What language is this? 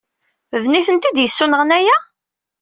Kabyle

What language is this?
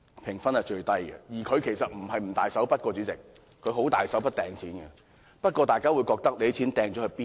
Cantonese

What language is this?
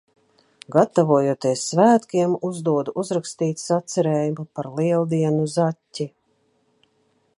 Latvian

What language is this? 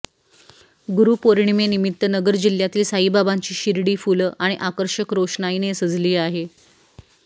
Marathi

